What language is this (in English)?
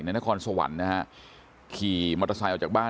Thai